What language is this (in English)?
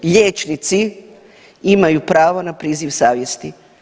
Croatian